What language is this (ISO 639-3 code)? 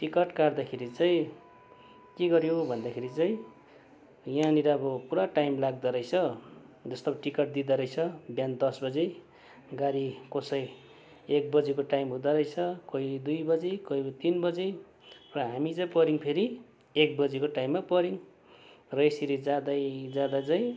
nep